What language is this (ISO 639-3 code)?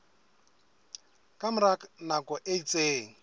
sot